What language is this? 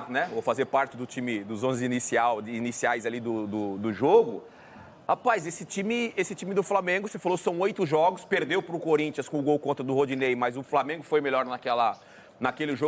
Portuguese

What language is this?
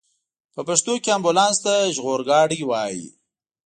Pashto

